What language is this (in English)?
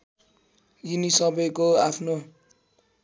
Nepali